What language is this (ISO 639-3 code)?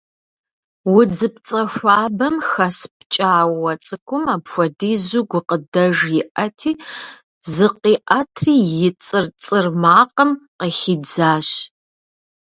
kbd